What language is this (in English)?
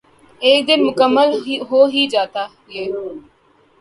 Urdu